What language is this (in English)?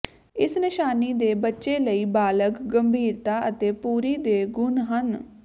Punjabi